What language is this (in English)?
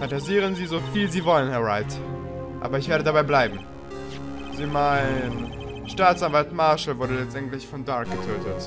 German